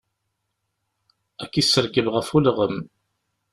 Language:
Kabyle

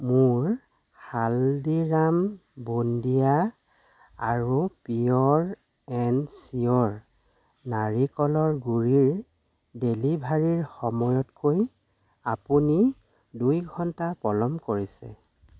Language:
Assamese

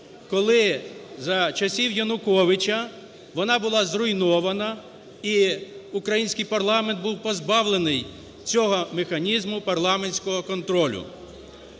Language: Ukrainian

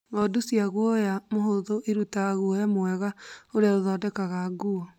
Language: Kikuyu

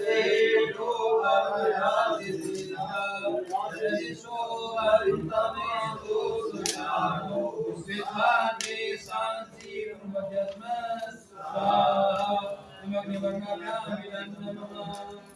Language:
Hindi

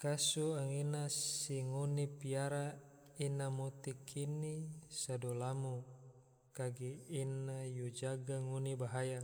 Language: Tidore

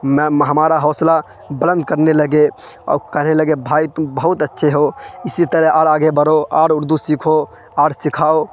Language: Urdu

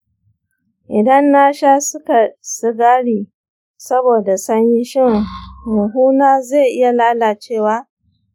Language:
Hausa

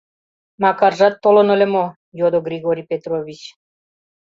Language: Mari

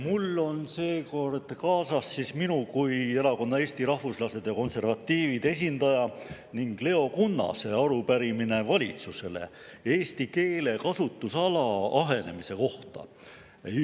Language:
Estonian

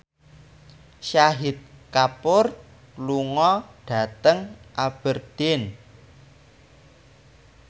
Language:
Javanese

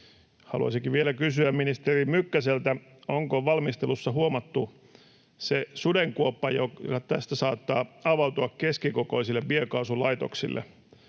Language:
Finnish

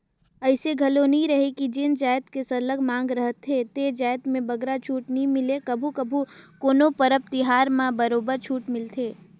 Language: Chhattisgarhi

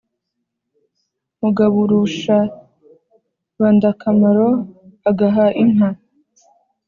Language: Kinyarwanda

